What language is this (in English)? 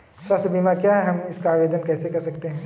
Hindi